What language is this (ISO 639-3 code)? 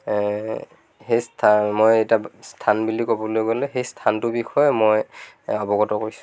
asm